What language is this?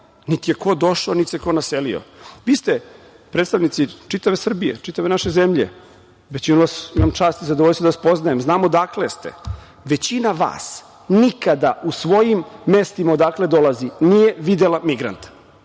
Serbian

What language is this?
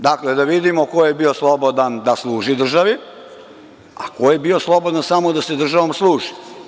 Serbian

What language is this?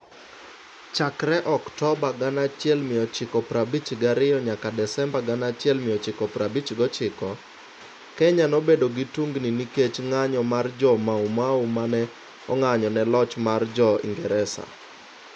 Luo (Kenya and Tanzania)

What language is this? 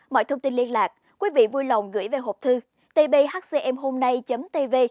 Vietnamese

